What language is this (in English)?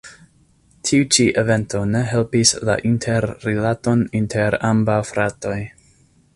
Esperanto